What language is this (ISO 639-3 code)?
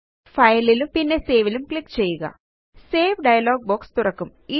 mal